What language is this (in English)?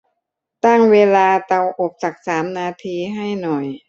Thai